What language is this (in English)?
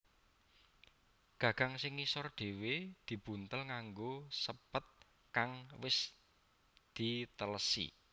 Javanese